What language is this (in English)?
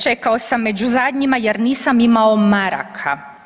Croatian